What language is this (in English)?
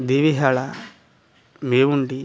Kannada